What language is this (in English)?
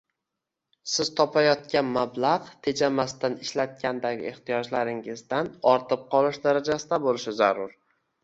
Uzbek